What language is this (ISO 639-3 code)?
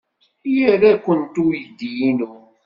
kab